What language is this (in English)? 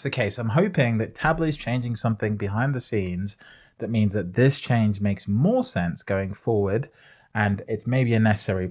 English